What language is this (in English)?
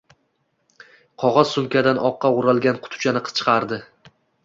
Uzbek